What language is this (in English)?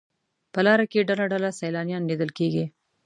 Pashto